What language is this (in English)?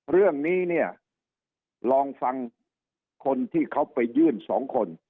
Thai